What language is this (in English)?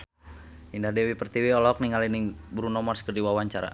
Sundanese